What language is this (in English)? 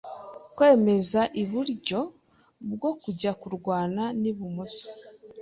Kinyarwanda